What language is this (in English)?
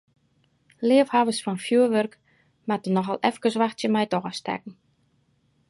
Western Frisian